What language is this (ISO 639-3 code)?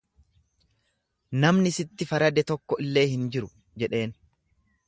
orm